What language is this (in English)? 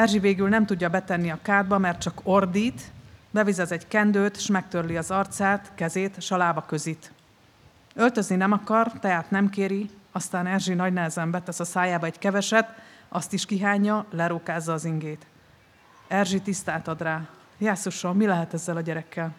Hungarian